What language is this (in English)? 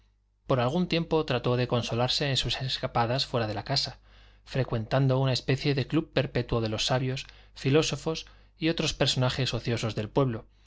Spanish